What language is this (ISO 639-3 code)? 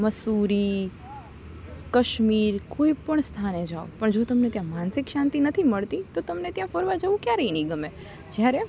guj